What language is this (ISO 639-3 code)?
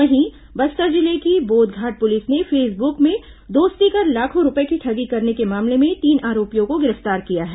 hin